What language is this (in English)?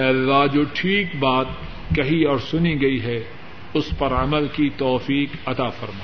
Urdu